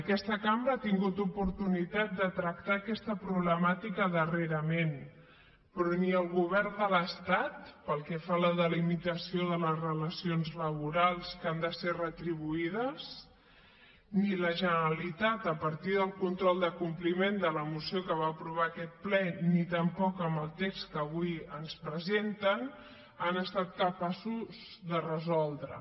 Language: Catalan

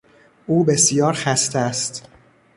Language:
Persian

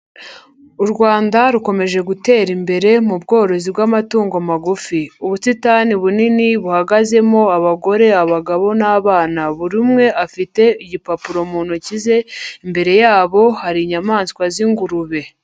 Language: Kinyarwanda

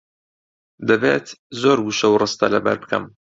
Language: Central Kurdish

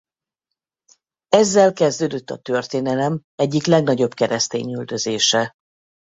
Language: Hungarian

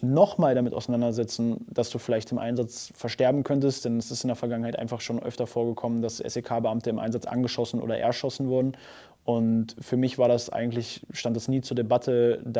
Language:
German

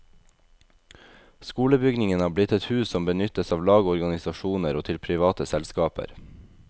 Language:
Norwegian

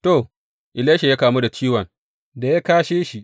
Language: Hausa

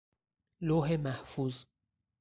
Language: Persian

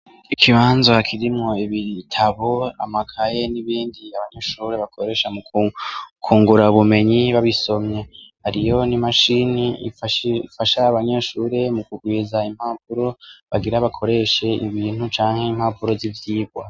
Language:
Rundi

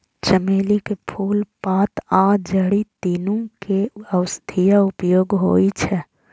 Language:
Maithili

